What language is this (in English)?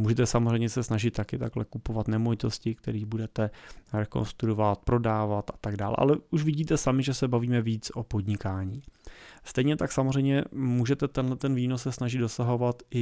Czech